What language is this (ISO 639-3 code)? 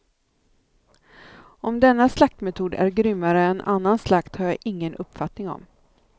swe